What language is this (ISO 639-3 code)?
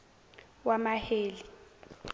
zul